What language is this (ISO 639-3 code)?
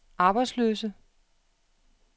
dan